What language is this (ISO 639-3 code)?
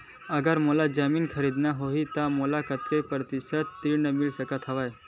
hne